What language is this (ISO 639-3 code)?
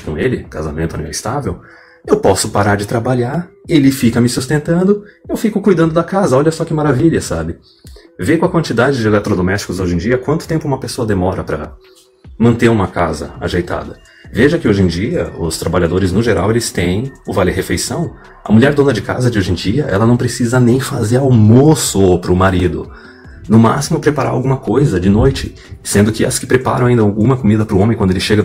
por